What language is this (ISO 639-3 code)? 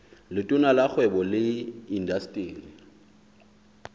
sot